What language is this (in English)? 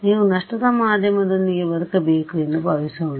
Kannada